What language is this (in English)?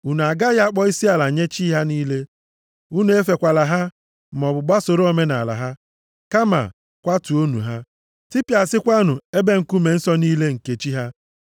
Igbo